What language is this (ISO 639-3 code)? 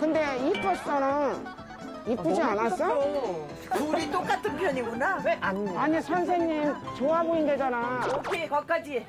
kor